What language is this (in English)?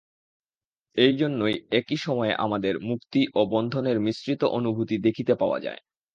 Bangla